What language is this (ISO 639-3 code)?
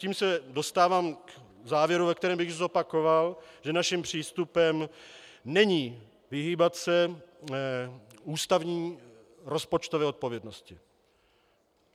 ces